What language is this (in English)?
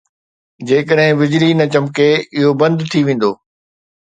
Sindhi